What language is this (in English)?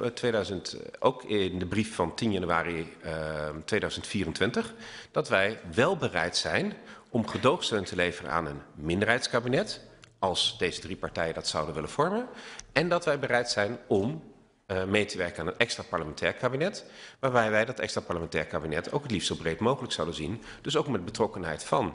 Dutch